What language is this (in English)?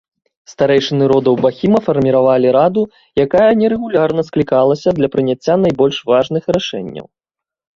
Belarusian